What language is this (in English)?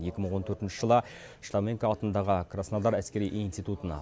Kazakh